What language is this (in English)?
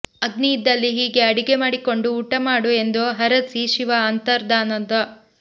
Kannada